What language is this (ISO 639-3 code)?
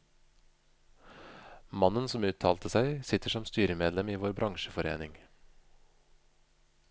nor